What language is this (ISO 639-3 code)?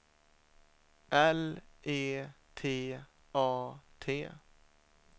swe